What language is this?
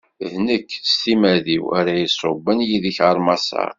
Kabyle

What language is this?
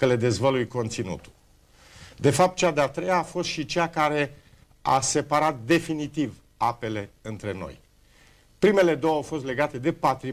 Romanian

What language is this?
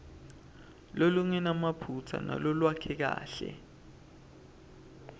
Swati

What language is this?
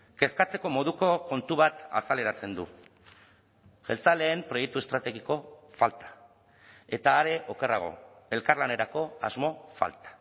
Basque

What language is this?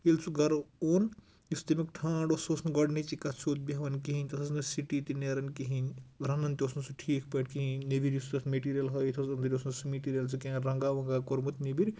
Kashmiri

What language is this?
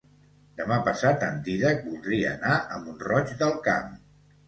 Catalan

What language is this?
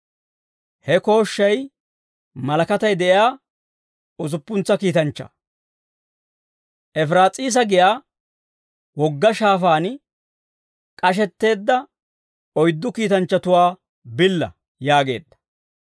Dawro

